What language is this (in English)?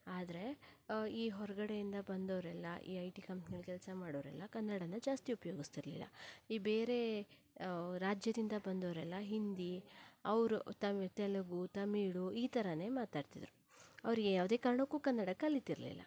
Kannada